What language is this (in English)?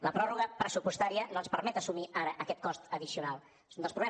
Catalan